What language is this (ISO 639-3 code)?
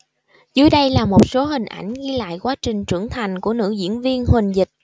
vie